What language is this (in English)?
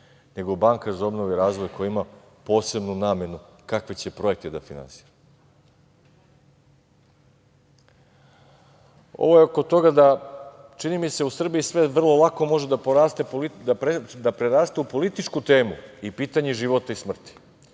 Serbian